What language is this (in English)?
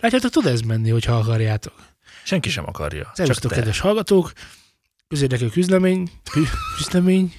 Hungarian